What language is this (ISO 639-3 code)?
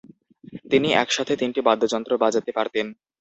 ben